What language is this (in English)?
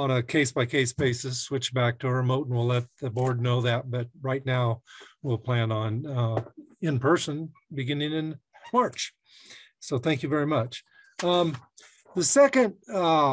English